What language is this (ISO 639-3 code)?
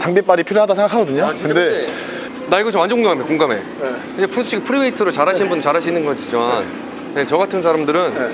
kor